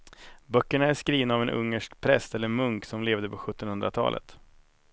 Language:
Swedish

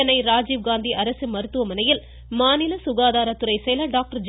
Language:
Tamil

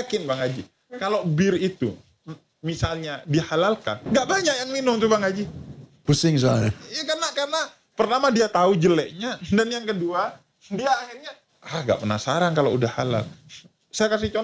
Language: Indonesian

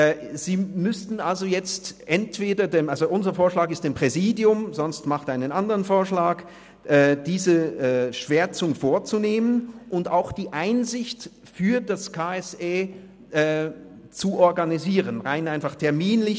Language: Swiss German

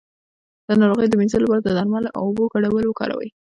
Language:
Pashto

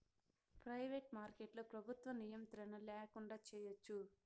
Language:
Telugu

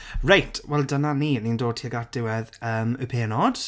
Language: Welsh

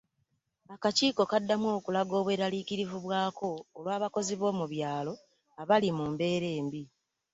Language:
Ganda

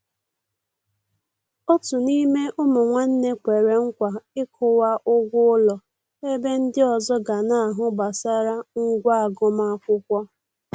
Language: Igbo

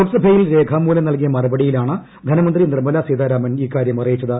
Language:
Malayalam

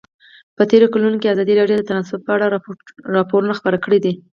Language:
Pashto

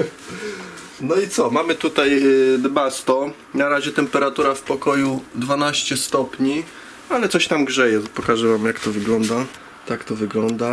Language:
Polish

